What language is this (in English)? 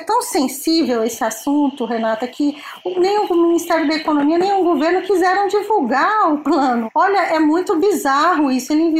Portuguese